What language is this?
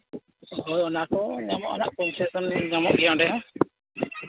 Santali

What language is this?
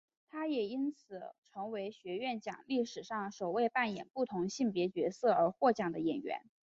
Chinese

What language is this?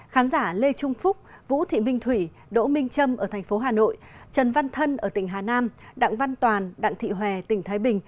Vietnamese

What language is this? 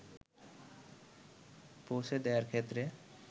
Bangla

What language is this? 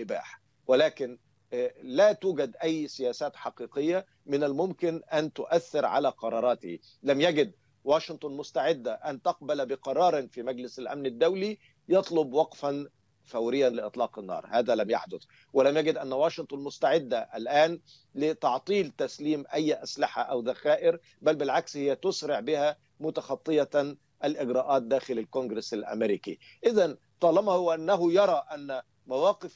Arabic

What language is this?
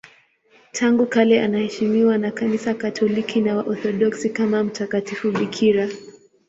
Swahili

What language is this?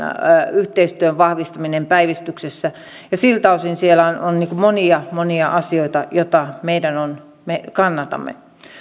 Finnish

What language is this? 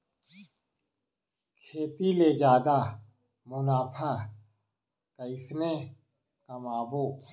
Chhattisgarhi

